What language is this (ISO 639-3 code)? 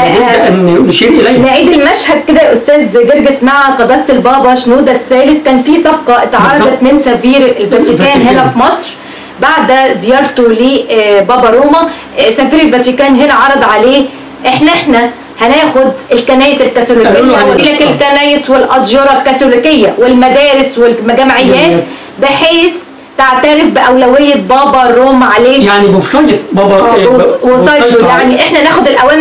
ara